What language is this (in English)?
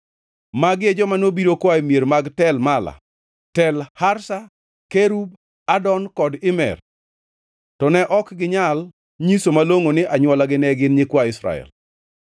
Luo (Kenya and Tanzania)